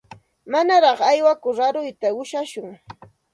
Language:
Santa Ana de Tusi Pasco Quechua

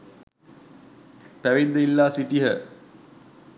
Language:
Sinhala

